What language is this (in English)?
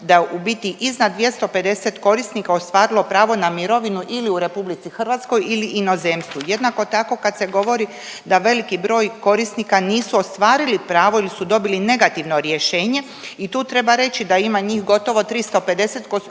Croatian